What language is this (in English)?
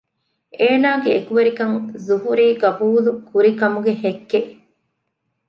Divehi